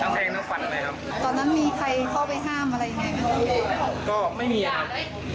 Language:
Thai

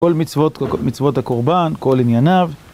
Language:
Hebrew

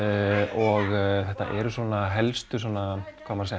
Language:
Icelandic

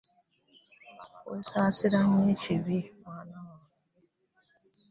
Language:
Ganda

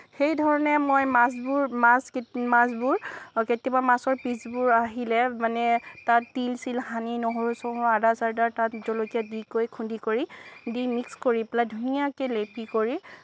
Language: Assamese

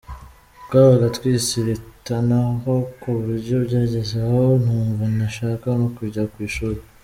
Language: Kinyarwanda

